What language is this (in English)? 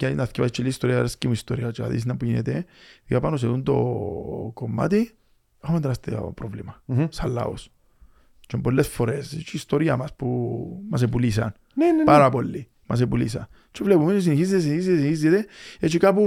Greek